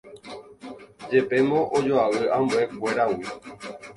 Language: Guarani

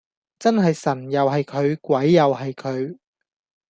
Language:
Cantonese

